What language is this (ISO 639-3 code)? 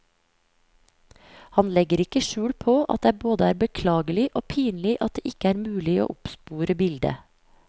nor